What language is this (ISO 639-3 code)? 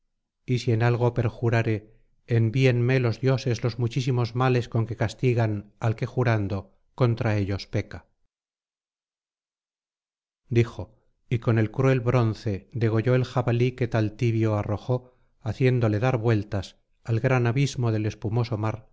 spa